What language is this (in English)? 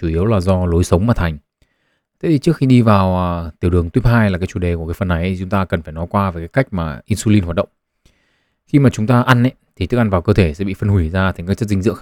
Vietnamese